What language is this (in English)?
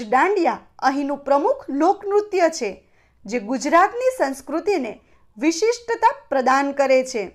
Gujarati